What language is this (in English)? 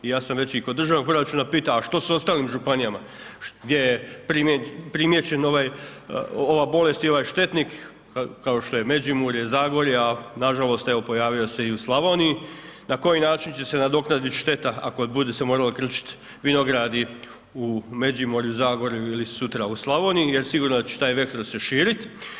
Croatian